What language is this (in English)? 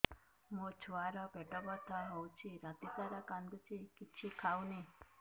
Odia